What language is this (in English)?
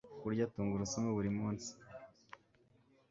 Kinyarwanda